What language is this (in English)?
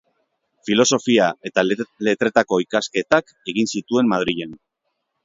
Basque